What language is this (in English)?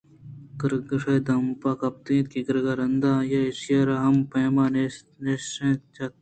Eastern Balochi